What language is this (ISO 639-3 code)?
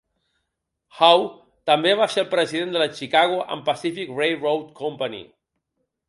cat